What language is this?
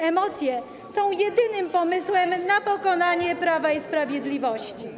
Polish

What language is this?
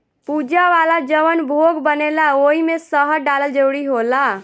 Bhojpuri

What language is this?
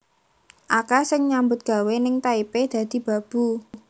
Javanese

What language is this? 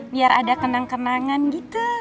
Indonesian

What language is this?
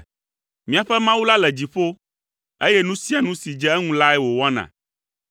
Ewe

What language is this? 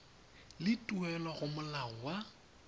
Tswana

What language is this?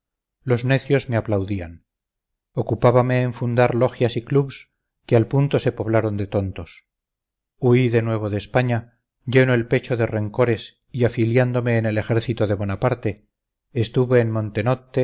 Spanish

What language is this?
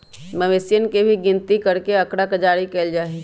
Magahi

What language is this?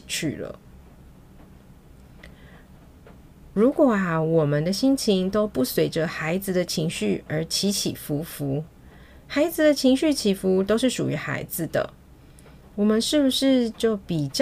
Chinese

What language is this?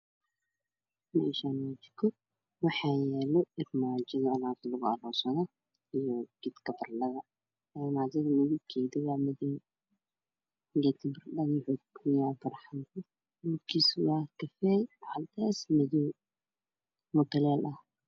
Somali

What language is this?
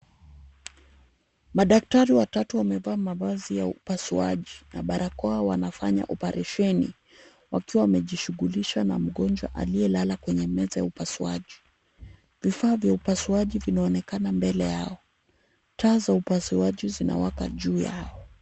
Swahili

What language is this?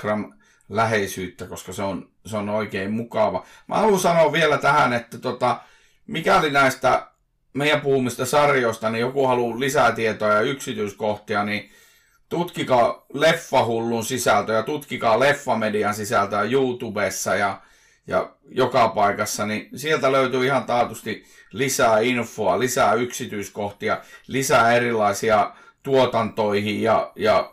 Finnish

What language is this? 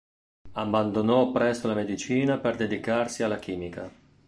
Italian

